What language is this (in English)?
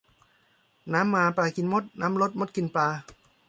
Thai